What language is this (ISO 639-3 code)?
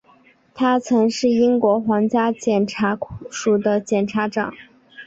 zho